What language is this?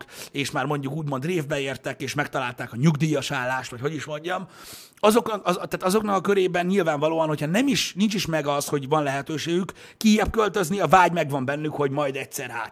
Hungarian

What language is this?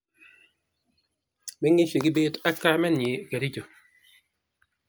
Kalenjin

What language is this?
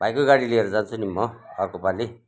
Nepali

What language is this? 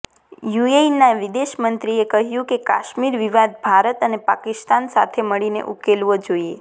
Gujarati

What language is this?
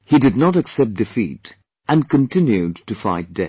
English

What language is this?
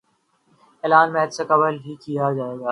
Urdu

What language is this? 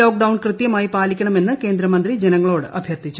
Malayalam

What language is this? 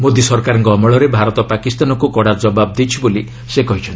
Odia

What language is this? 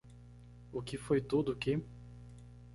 Portuguese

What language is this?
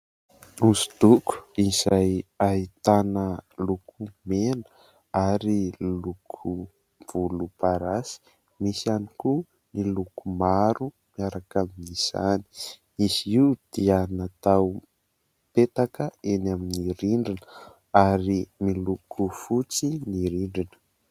Malagasy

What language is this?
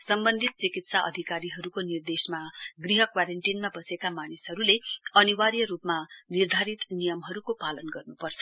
Nepali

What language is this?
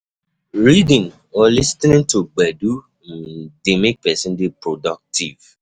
Nigerian Pidgin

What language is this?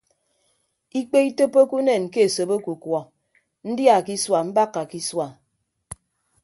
Ibibio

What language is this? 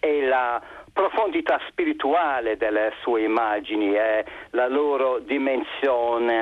Italian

